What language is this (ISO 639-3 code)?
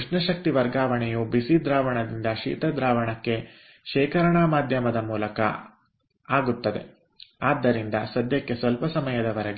kan